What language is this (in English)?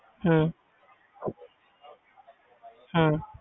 Punjabi